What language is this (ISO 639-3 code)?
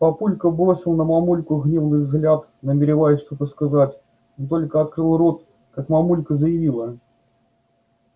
rus